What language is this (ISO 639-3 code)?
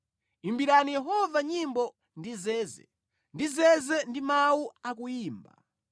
nya